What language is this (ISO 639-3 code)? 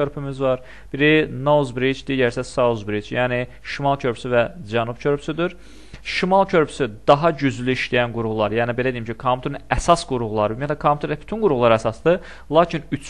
tur